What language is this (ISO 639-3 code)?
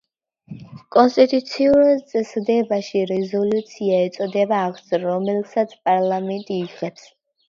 kat